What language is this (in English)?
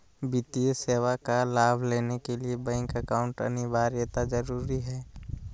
Magahi